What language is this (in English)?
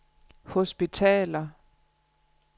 Danish